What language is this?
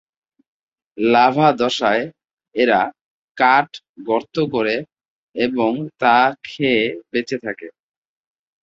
Bangla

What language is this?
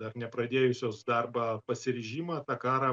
Lithuanian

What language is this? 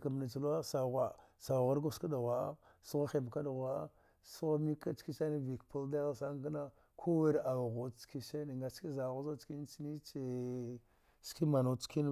Dghwede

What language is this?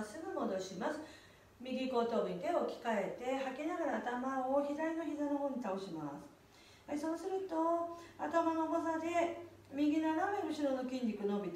Japanese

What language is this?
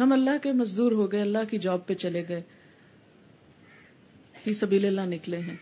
Urdu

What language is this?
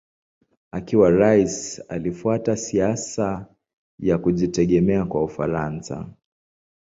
Swahili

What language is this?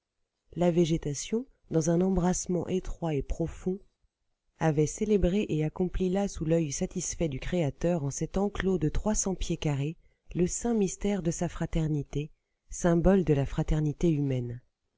French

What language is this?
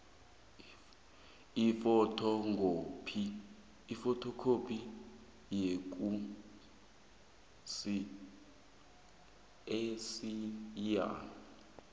South Ndebele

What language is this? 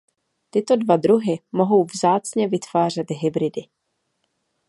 Czech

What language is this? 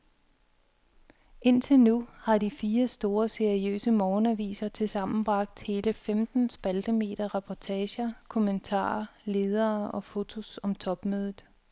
Danish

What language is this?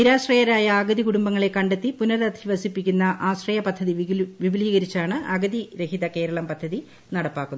Malayalam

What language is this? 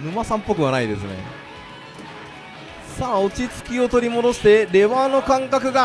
Japanese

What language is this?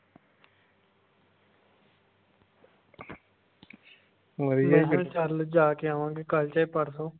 Punjabi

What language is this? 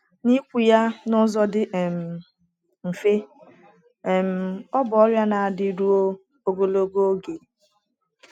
Igbo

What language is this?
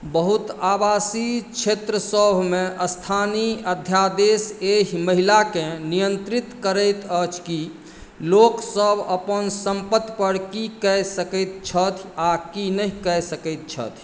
Maithili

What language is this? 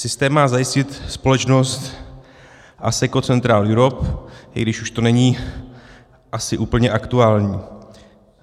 Czech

